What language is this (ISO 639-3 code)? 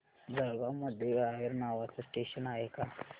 mar